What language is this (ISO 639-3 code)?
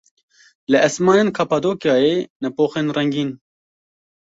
kur